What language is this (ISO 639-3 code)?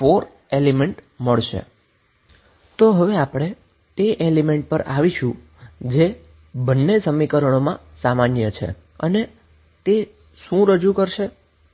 guj